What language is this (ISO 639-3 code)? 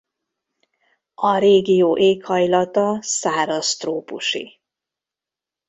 hun